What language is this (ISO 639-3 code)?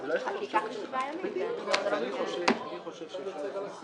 heb